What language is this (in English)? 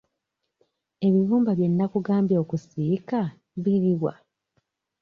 Ganda